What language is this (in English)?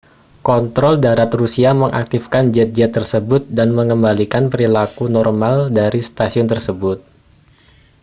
Indonesian